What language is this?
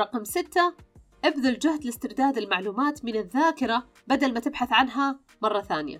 Arabic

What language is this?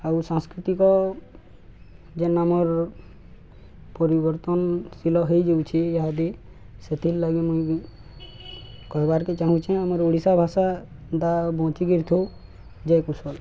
Odia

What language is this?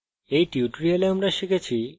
Bangla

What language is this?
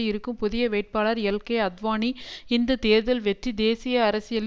Tamil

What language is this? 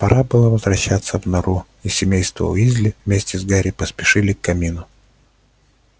Russian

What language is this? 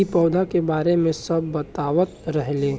Bhojpuri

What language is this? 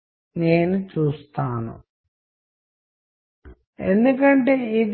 Telugu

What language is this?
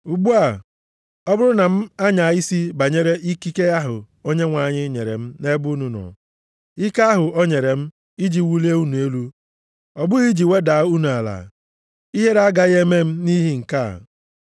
Igbo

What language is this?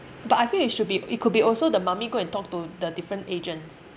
English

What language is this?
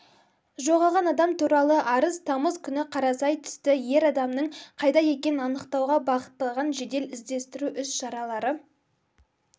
Kazakh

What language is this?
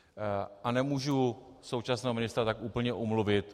Czech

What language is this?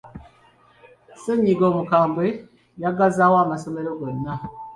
Ganda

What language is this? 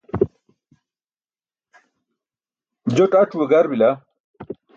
Burushaski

